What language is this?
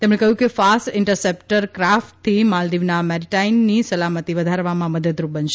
Gujarati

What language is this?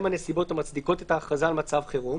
Hebrew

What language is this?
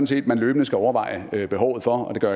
Danish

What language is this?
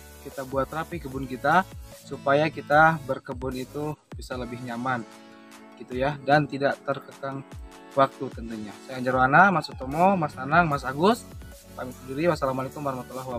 Indonesian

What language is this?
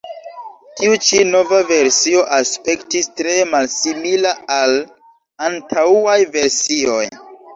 Esperanto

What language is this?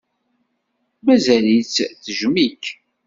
Kabyle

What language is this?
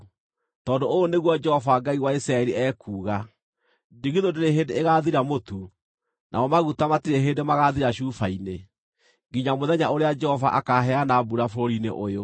Kikuyu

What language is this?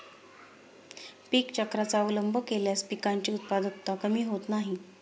Marathi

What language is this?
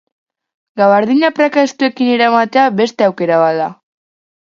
Basque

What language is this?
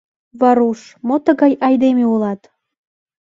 Mari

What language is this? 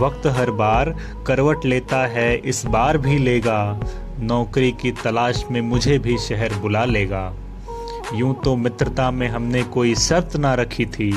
Hindi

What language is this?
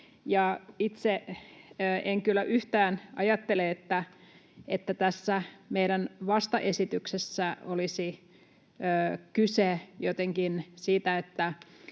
Finnish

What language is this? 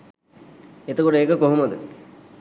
Sinhala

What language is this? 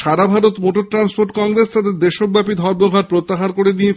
Bangla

